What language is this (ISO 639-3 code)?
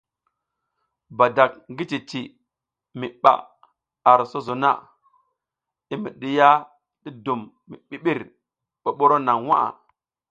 giz